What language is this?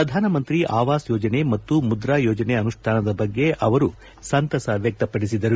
Kannada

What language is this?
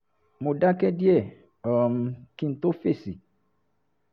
Yoruba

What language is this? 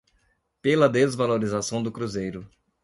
Portuguese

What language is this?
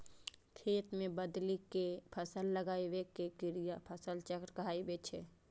Maithili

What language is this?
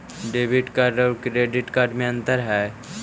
Magahi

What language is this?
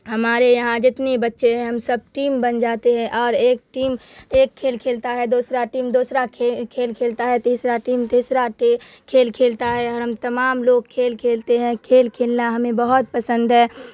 Urdu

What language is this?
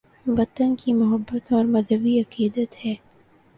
Urdu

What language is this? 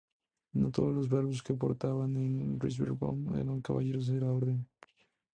Spanish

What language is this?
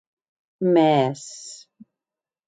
Occitan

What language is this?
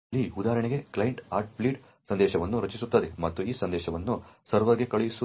Kannada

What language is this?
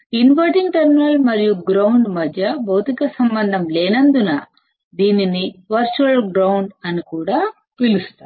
Telugu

